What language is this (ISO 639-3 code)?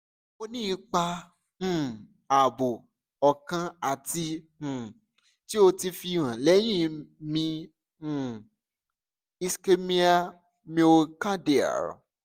yor